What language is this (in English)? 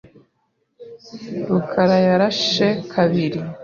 Kinyarwanda